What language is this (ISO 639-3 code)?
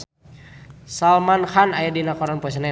sun